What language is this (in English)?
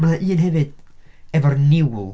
Welsh